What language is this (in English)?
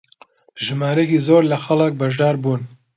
Central Kurdish